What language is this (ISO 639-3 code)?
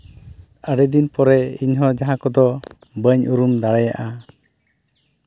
sat